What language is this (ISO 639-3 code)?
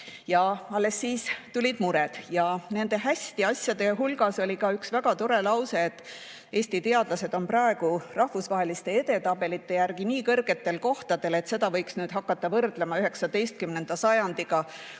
est